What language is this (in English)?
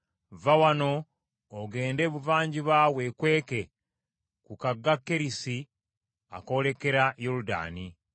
Ganda